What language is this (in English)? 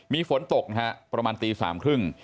Thai